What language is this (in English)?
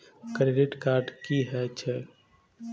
Maithili